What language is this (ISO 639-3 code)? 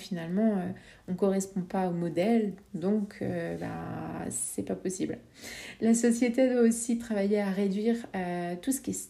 fra